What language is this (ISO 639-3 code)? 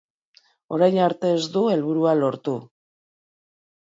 eus